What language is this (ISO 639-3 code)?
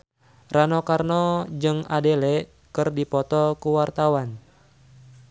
sun